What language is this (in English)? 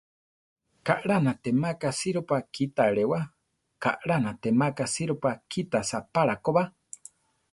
Central Tarahumara